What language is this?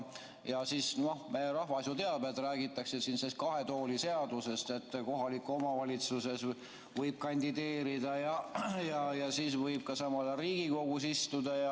Estonian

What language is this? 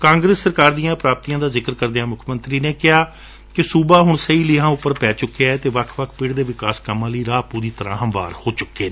Punjabi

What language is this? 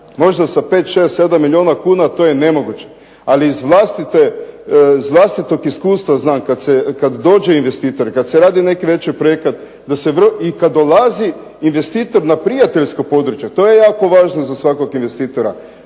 Croatian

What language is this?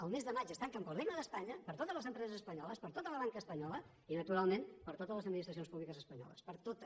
Catalan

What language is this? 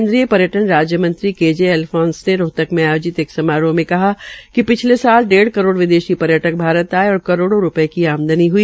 Hindi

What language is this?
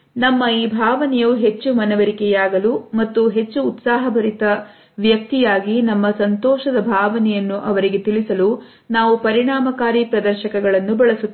Kannada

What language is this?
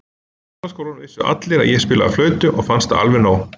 Icelandic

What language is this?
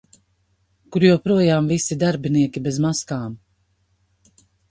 Latvian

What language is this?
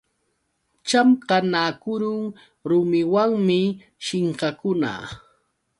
Yauyos Quechua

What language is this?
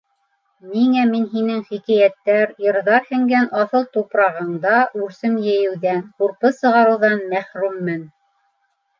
Bashkir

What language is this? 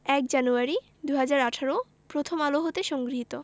Bangla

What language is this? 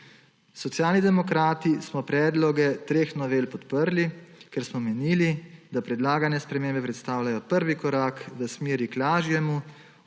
Slovenian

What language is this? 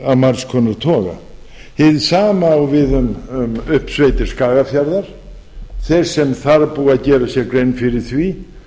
Icelandic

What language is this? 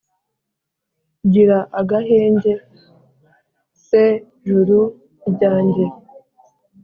Kinyarwanda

